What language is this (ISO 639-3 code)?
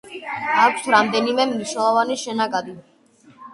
kat